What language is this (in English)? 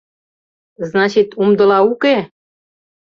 Mari